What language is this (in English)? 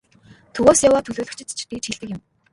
Mongolian